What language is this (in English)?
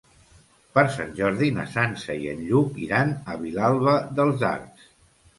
Catalan